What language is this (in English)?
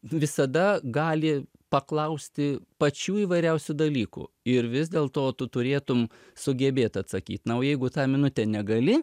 Lithuanian